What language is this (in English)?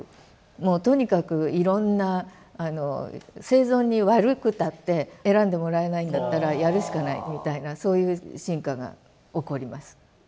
Japanese